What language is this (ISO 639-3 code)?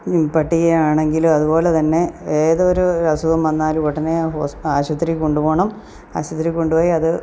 mal